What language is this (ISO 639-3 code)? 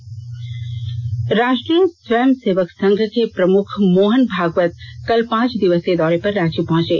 hin